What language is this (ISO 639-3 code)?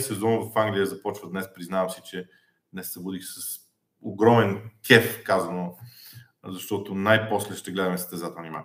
bul